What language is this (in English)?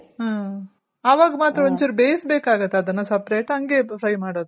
Kannada